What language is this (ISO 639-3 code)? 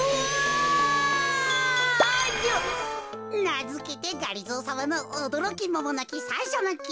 jpn